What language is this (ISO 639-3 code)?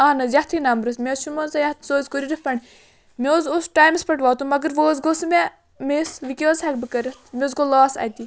kas